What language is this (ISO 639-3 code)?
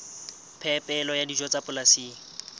sot